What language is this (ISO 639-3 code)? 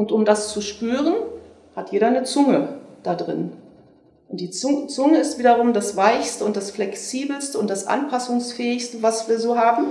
deu